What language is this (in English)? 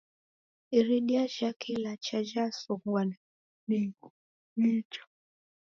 Taita